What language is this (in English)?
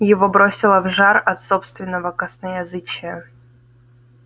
Russian